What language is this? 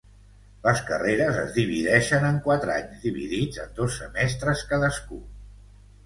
Catalan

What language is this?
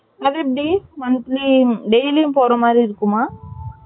Tamil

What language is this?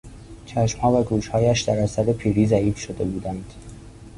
Persian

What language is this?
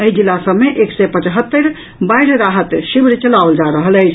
Maithili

